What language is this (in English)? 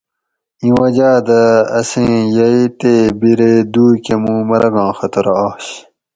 Gawri